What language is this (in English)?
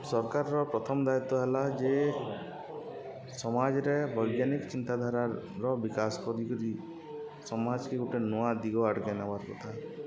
Odia